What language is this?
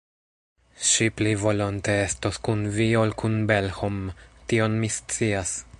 Esperanto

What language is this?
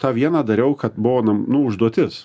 Lithuanian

